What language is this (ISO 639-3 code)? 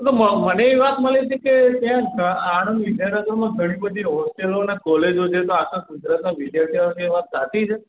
guj